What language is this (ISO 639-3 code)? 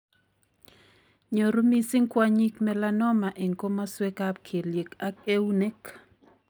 kln